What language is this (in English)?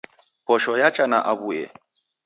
Taita